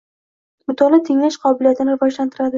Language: Uzbek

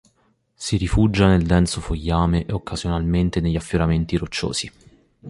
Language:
Italian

